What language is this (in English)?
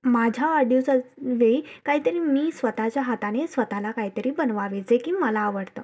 Marathi